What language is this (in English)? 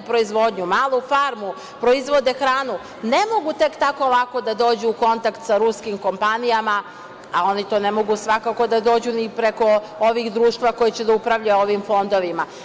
Serbian